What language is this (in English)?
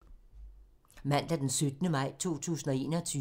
Danish